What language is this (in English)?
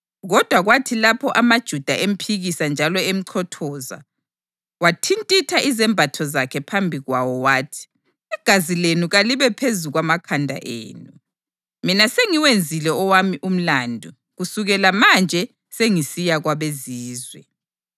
North Ndebele